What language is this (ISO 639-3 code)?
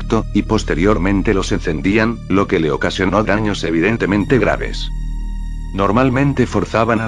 spa